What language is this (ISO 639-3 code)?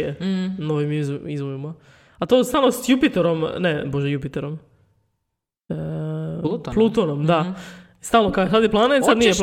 hrv